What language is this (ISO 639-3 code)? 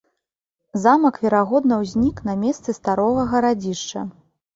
bel